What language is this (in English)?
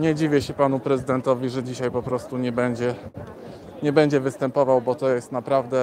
Polish